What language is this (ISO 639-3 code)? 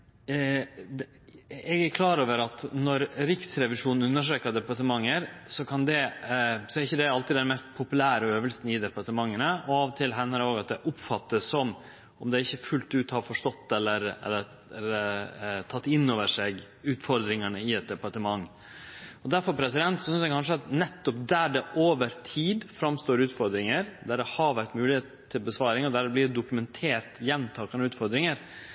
nno